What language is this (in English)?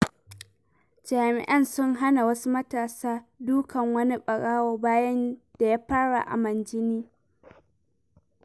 Hausa